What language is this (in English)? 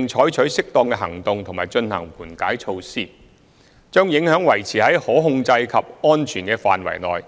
Cantonese